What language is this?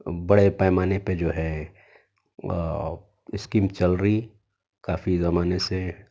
Urdu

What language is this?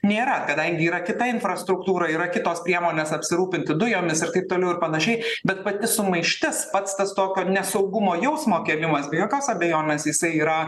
Lithuanian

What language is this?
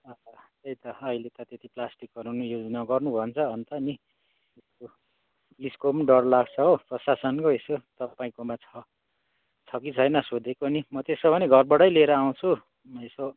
Nepali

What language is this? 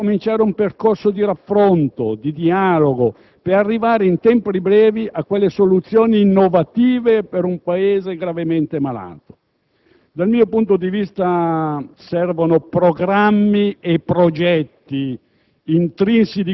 Italian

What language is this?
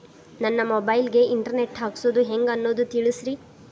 Kannada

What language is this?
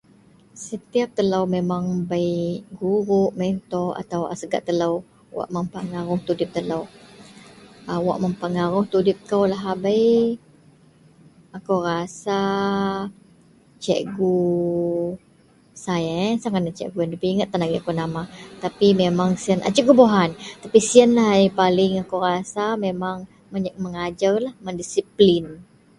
Central Melanau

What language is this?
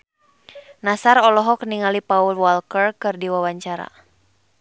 Sundanese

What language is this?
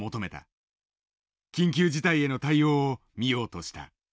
Japanese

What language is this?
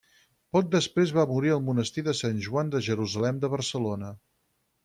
Catalan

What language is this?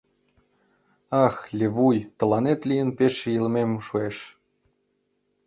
Mari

